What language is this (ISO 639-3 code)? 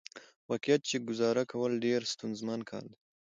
pus